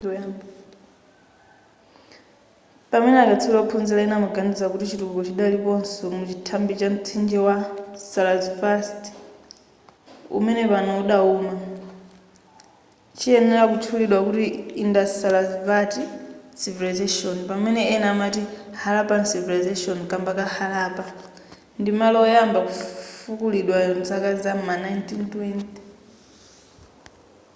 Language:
Nyanja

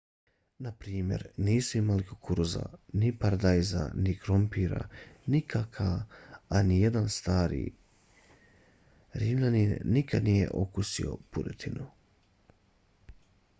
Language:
Bosnian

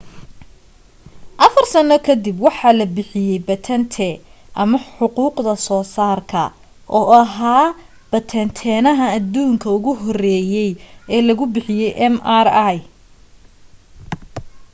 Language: Somali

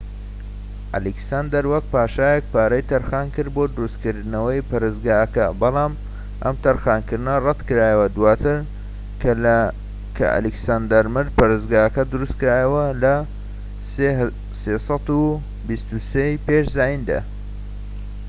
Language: Central Kurdish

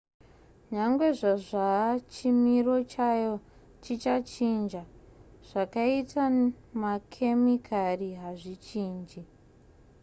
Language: Shona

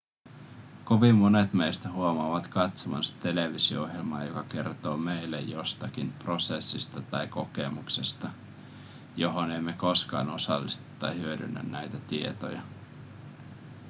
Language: Finnish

